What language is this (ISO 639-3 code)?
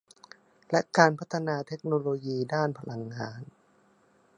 tha